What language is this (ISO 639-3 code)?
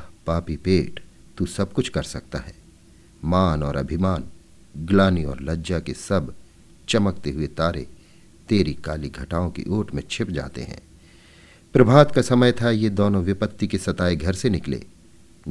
hin